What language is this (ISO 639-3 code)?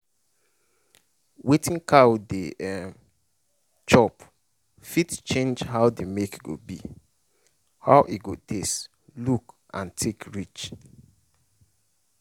pcm